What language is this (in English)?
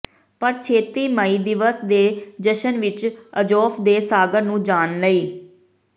Punjabi